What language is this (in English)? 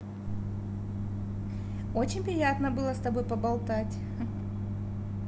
Russian